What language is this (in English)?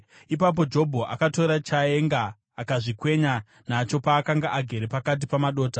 Shona